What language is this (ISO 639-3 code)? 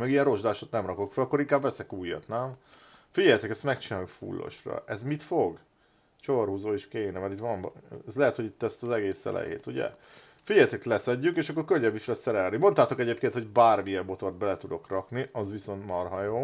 hun